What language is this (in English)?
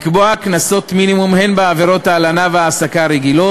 Hebrew